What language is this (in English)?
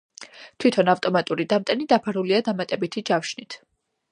Georgian